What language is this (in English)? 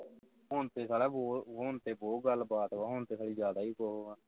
Punjabi